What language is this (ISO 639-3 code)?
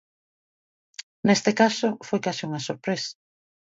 glg